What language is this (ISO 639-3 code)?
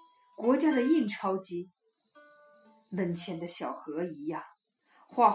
zho